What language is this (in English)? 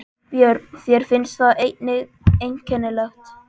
Icelandic